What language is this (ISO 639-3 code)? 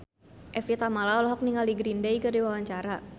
sun